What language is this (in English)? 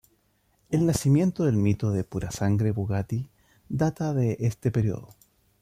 Spanish